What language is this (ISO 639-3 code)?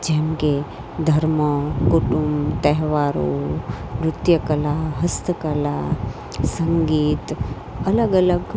guj